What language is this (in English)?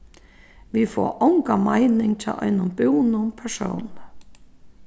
Faroese